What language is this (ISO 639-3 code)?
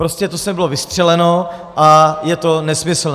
ces